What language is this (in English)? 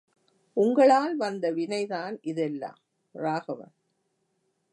Tamil